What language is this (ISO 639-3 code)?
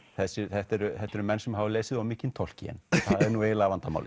isl